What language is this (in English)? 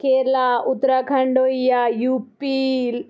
Dogri